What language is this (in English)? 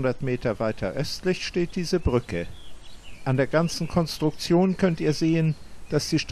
German